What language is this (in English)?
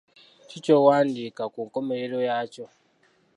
Ganda